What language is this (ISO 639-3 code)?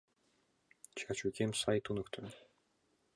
chm